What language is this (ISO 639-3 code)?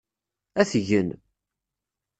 kab